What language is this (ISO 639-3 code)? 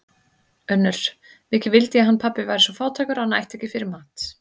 isl